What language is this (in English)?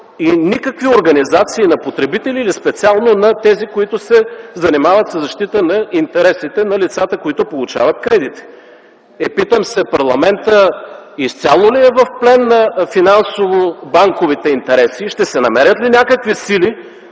Bulgarian